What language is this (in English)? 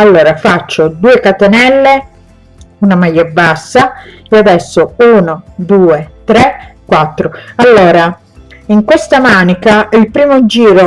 Italian